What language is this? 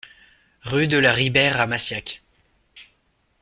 French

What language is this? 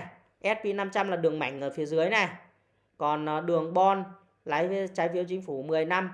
Vietnamese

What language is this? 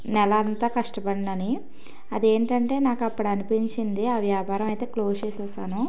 Telugu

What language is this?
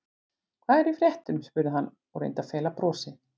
Icelandic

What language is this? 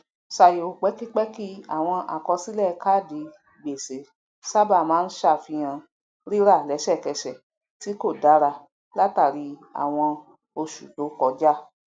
Yoruba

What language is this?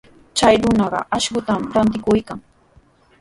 Sihuas Ancash Quechua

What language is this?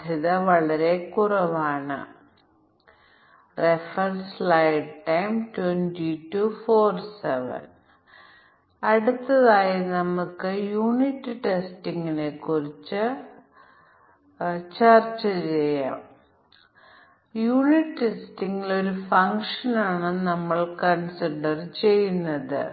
Malayalam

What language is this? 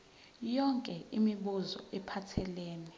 Zulu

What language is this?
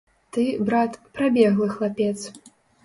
Belarusian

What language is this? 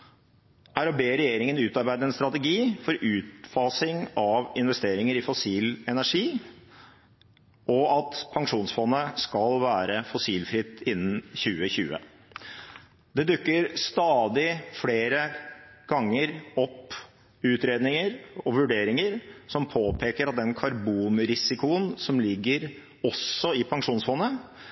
Norwegian Bokmål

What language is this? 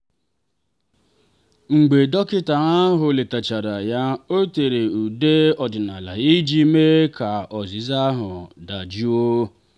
Igbo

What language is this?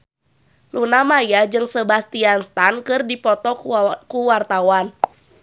Sundanese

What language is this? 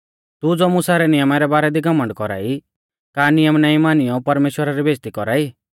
Mahasu Pahari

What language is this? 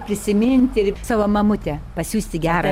Lithuanian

